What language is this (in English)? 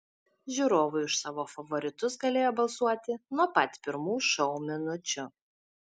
Lithuanian